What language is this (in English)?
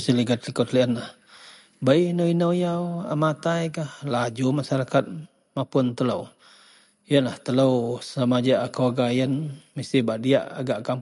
Central Melanau